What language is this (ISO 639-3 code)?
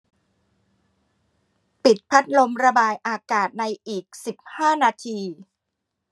tha